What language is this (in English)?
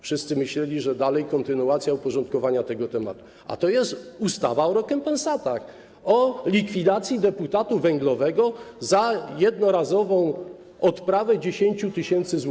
Polish